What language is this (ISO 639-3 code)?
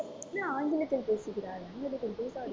tam